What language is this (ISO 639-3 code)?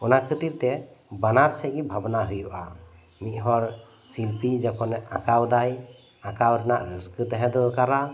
sat